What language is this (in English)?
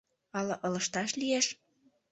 Mari